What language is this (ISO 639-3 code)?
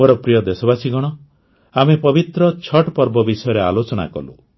ori